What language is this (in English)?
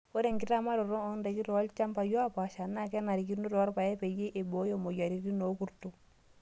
Masai